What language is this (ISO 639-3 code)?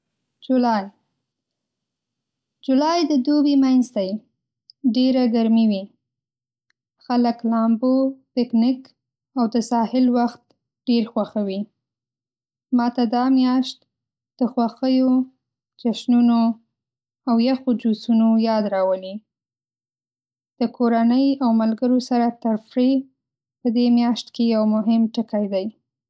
pus